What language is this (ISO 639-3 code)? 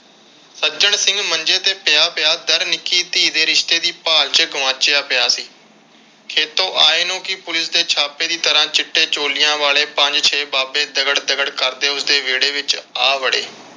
pan